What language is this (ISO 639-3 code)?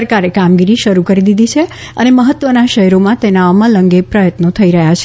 guj